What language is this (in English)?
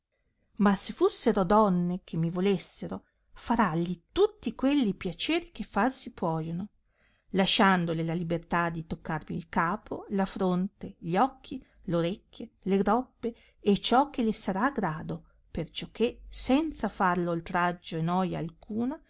Italian